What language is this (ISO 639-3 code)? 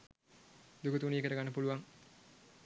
sin